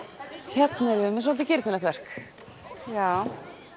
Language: Icelandic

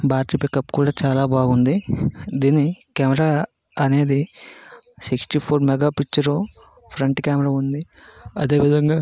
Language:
Telugu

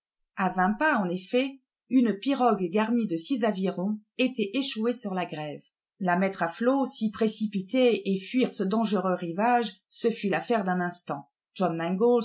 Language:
French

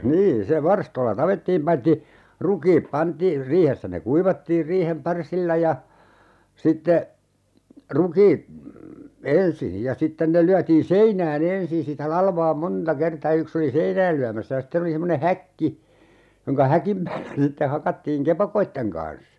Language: Finnish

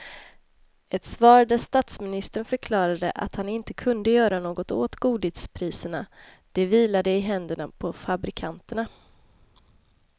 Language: Swedish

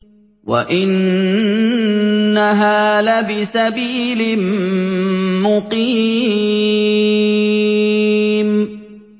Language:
Arabic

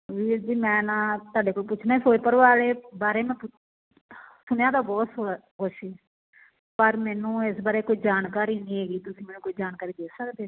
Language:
Punjabi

